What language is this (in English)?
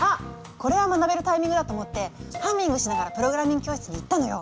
Japanese